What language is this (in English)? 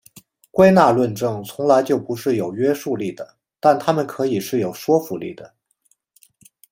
Chinese